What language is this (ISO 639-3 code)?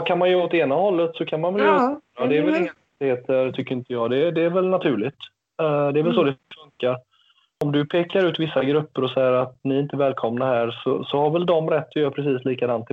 swe